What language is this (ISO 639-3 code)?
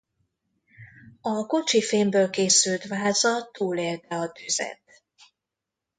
hun